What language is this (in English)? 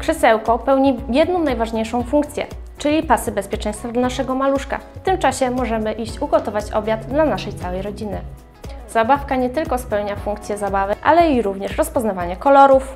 Polish